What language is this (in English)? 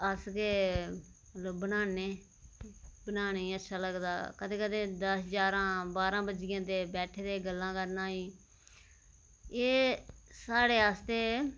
Dogri